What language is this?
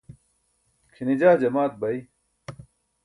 Burushaski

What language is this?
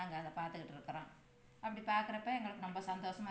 Tamil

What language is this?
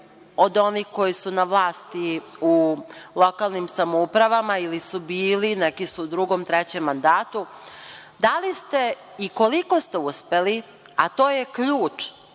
Serbian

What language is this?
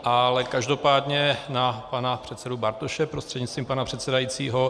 Czech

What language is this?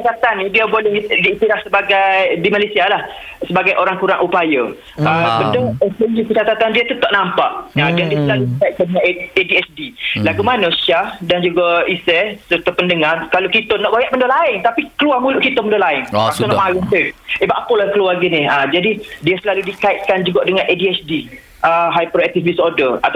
Malay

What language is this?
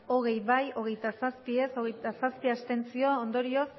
Basque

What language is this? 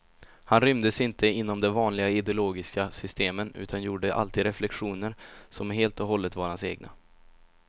Swedish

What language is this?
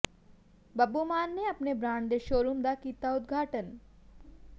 Punjabi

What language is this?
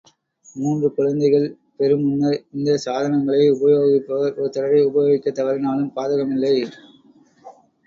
Tamil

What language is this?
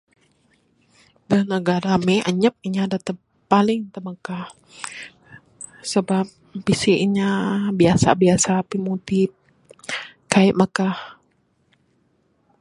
Bukar-Sadung Bidayuh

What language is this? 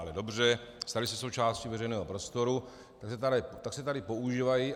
Czech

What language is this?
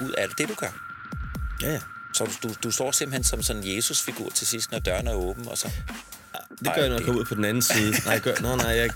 Danish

